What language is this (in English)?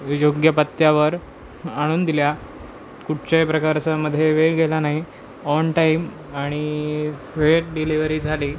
Marathi